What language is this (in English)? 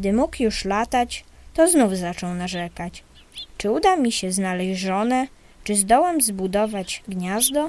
Polish